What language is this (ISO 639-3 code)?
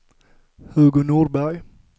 swe